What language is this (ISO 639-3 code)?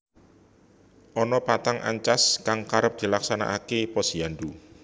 jav